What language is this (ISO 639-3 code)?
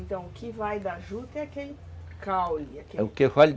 por